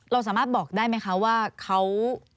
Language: Thai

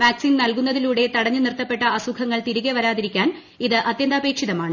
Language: Malayalam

